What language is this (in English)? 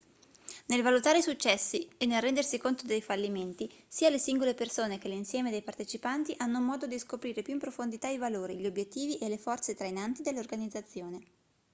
Italian